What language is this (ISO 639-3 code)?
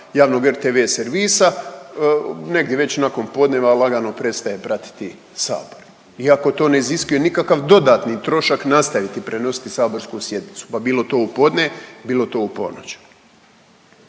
hrv